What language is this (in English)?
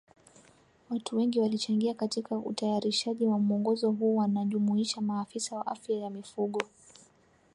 Swahili